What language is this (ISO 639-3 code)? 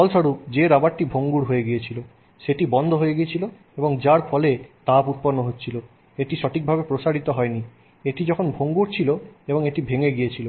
ben